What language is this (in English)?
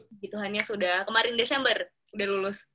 Indonesian